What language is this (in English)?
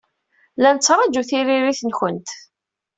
Kabyle